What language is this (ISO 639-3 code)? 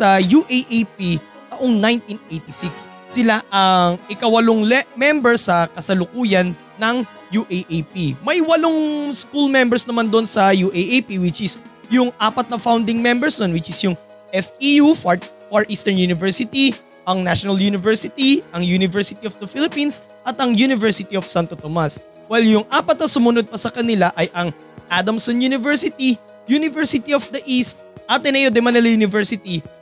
fil